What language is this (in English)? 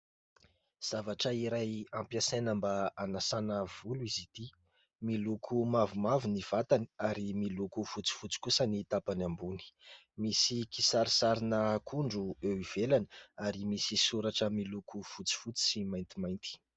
Malagasy